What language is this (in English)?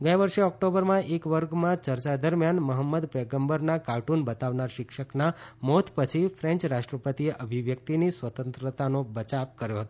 Gujarati